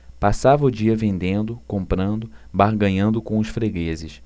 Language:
Portuguese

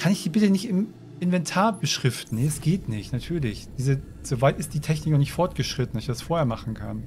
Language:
German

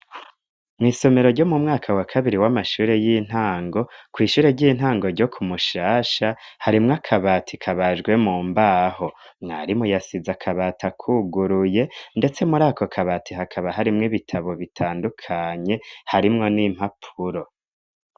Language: Rundi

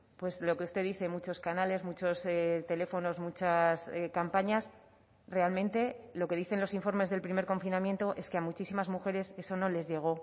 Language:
Spanish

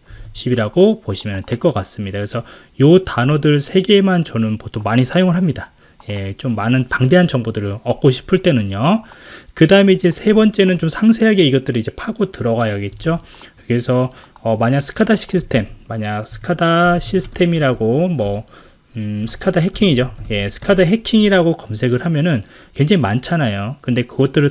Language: Korean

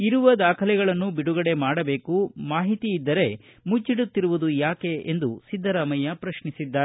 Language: Kannada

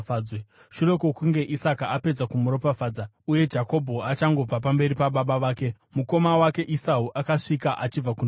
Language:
Shona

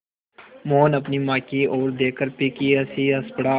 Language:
Hindi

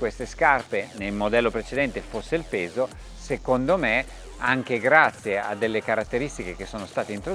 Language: Italian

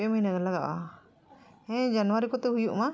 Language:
Santali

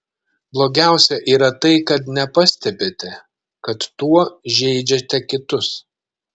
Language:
Lithuanian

